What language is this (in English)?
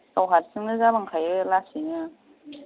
Bodo